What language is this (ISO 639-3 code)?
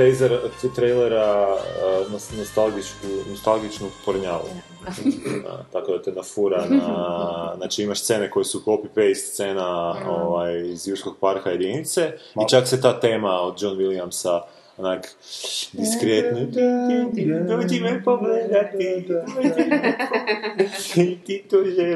hrv